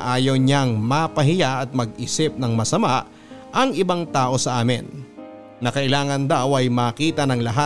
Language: Filipino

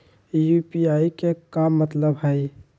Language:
Magahi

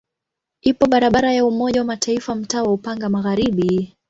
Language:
Swahili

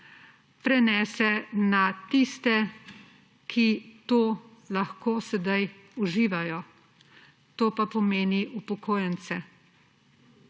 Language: Slovenian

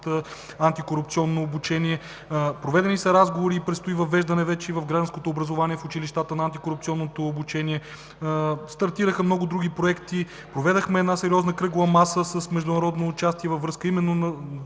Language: Bulgarian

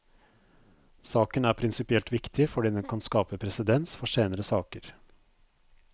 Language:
Norwegian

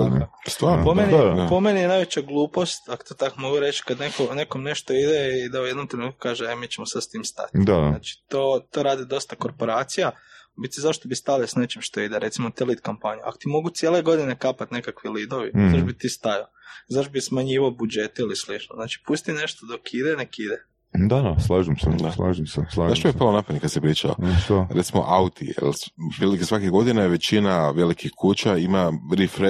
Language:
Croatian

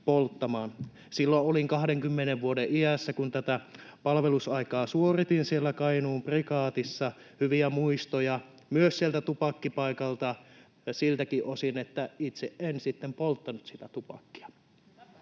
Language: Finnish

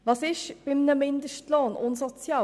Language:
Swiss German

